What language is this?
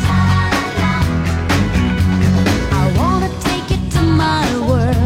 Filipino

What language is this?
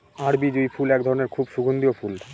Bangla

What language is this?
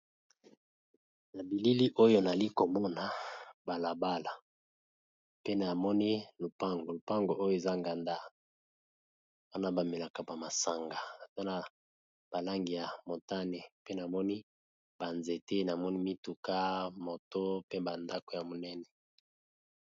Lingala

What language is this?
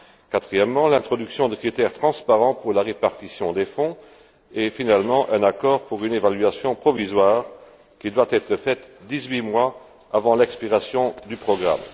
French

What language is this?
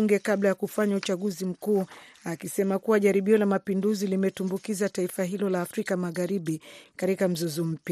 Swahili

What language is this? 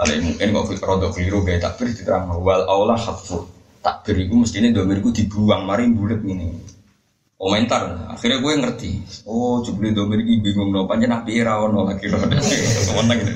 Malay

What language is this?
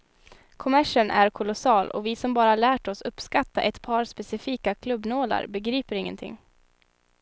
Swedish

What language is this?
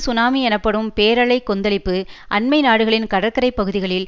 Tamil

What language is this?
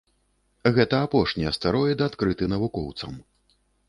Belarusian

